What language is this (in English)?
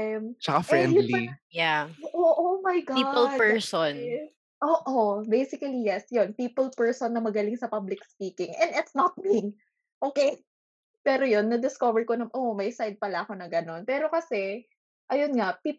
Filipino